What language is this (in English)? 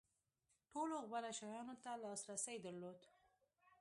Pashto